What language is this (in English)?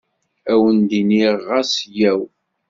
Kabyle